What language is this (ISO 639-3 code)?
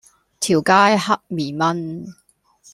yue